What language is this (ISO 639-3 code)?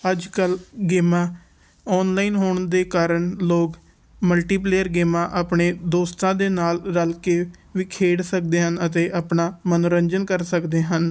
pan